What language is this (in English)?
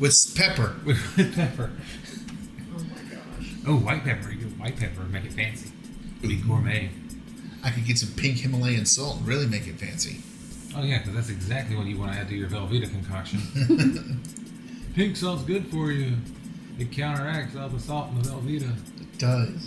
English